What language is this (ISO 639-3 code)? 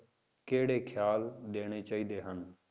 pan